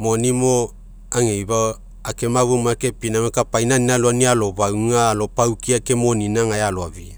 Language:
Mekeo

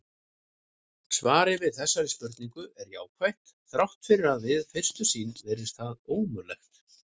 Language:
Icelandic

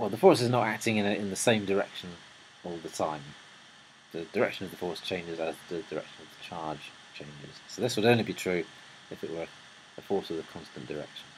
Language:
English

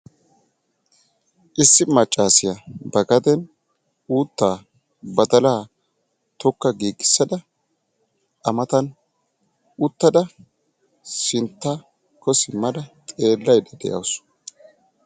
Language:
Wolaytta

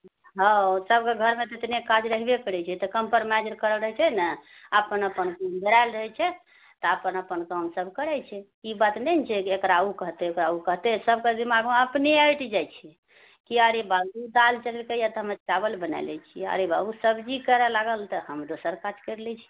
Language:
Maithili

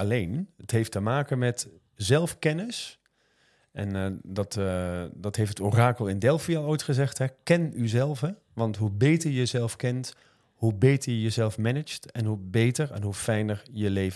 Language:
Dutch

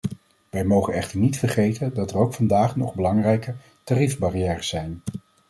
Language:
Dutch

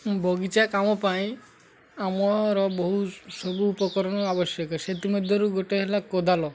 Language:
Odia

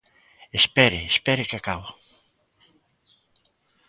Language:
Galician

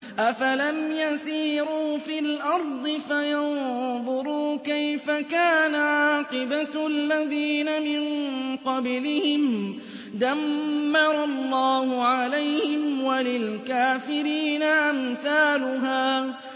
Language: Arabic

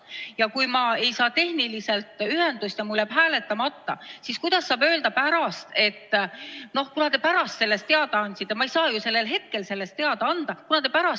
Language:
Estonian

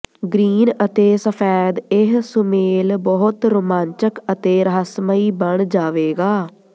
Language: Punjabi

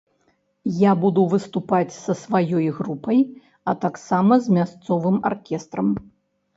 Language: Belarusian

